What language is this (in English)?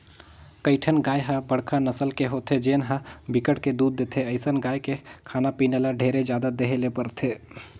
Chhattisgarhi